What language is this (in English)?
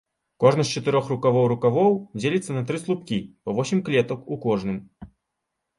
Belarusian